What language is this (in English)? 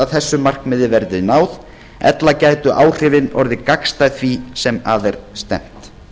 Icelandic